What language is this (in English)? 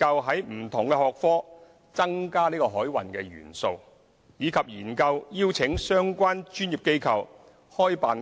Cantonese